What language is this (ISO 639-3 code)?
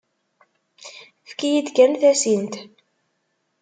kab